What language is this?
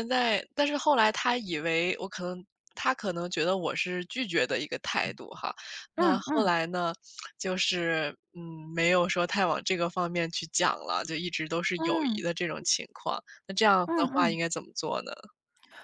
Chinese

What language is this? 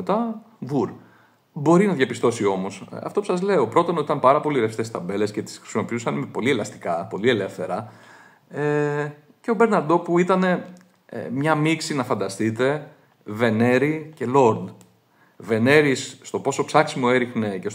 Greek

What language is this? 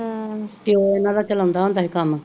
Punjabi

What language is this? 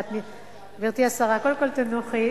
Hebrew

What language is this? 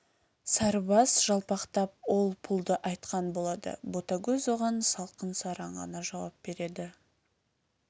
Kazakh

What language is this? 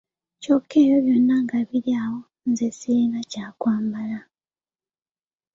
Ganda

